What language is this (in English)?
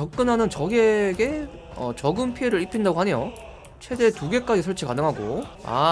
Korean